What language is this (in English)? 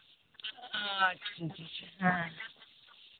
Santali